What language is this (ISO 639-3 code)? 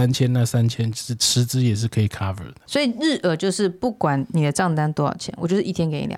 zho